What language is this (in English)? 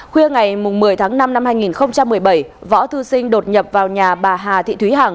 Vietnamese